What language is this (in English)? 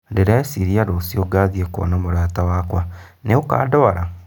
Kikuyu